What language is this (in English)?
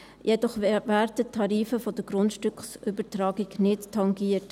Swiss German